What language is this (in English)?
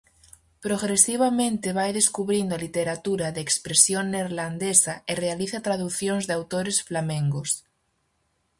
Galician